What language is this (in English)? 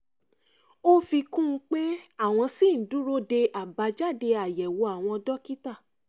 Yoruba